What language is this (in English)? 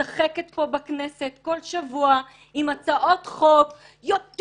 Hebrew